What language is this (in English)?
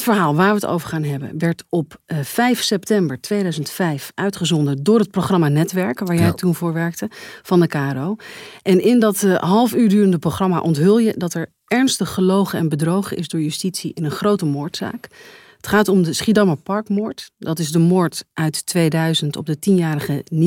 Dutch